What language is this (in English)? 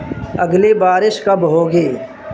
Urdu